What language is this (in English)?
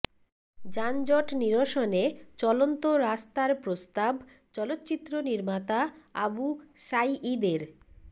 Bangla